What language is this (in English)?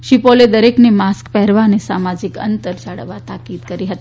Gujarati